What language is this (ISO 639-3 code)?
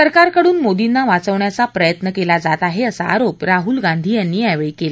mar